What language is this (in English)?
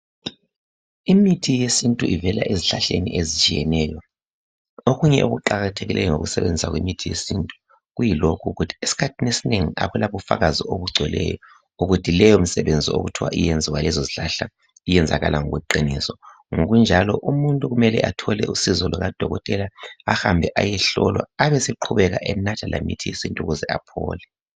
North Ndebele